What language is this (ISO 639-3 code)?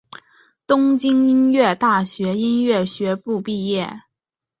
zho